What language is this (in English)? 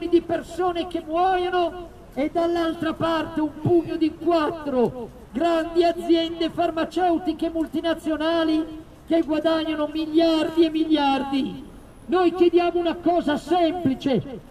Italian